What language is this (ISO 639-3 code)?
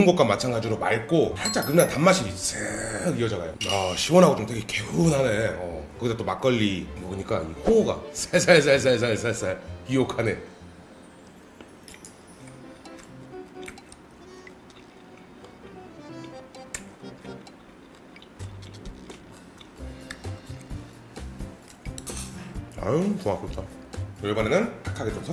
kor